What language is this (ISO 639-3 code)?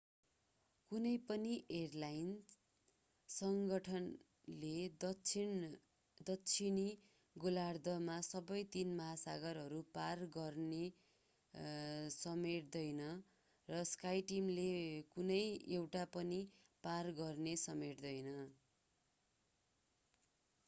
nep